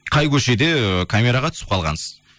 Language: Kazakh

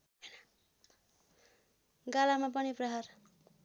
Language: Nepali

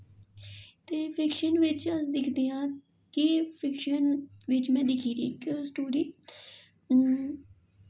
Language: Dogri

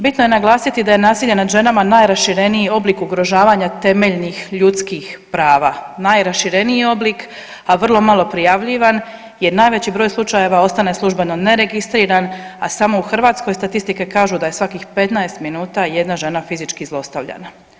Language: Croatian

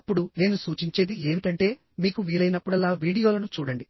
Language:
Telugu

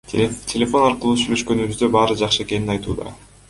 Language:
Kyrgyz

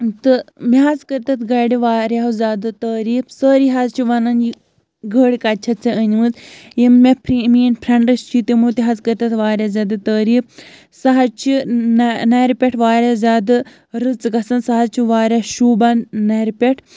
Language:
Kashmiri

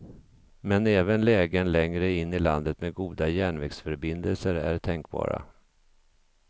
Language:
Swedish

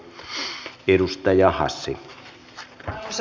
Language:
Finnish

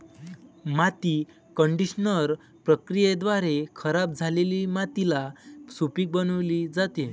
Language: Marathi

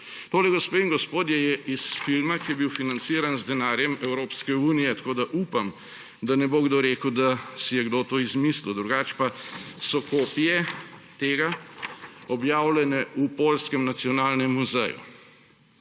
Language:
Slovenian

